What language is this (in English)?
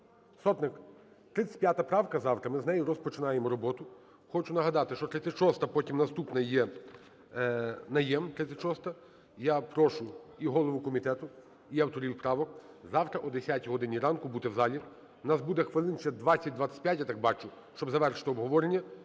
Ukrainian